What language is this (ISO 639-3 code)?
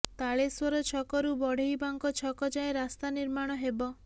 ori